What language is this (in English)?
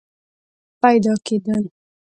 Pashto